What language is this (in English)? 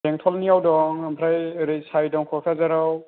Bodo